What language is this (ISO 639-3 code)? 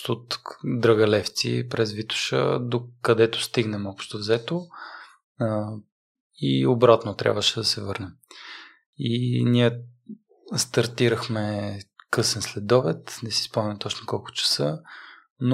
bul